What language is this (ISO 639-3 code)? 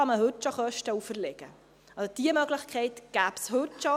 gsw